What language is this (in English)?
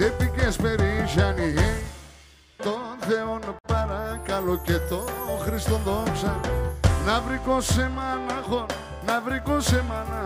Greek